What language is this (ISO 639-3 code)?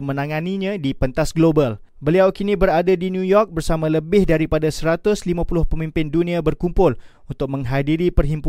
msa